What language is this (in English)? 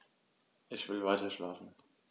German